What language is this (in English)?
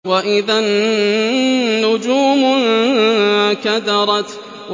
Arabic